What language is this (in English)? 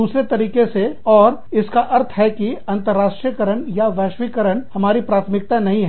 Hindi